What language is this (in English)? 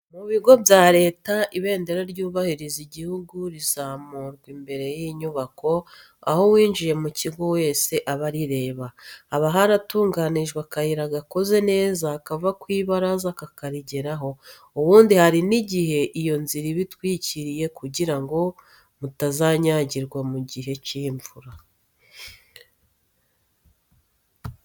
Kinyarwanda